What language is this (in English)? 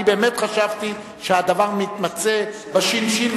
Hebrew